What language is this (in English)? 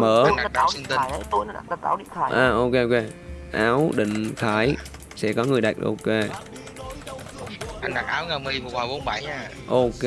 Vietnamese